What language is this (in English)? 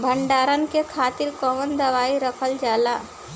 Bhojpuri